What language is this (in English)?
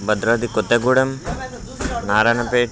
Telugu